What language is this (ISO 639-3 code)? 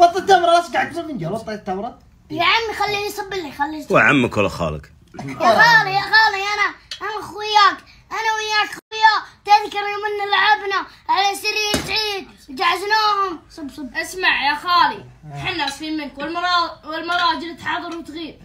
ara